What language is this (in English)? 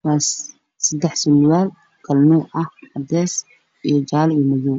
Somali